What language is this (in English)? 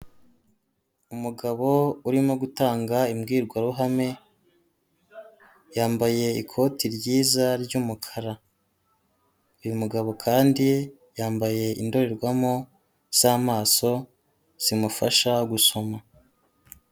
Kinyarwanda